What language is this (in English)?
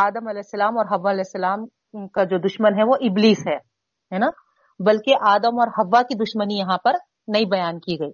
Urdu